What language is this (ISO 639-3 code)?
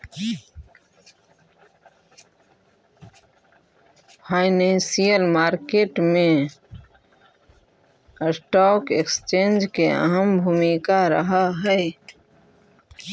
mag